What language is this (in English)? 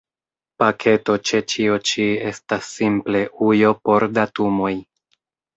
Esperanto